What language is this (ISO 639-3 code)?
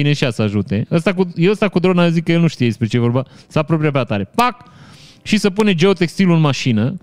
ron